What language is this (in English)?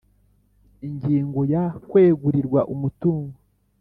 Kinyarwanda